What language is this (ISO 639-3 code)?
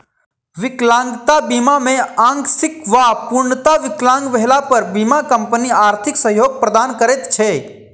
mai